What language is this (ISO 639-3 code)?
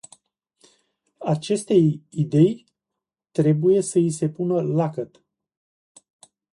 ron